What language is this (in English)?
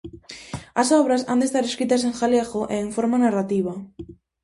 Galician